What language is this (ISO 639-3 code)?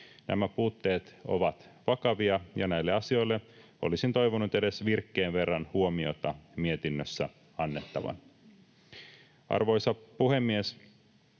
fin